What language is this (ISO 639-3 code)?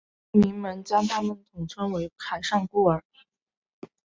zho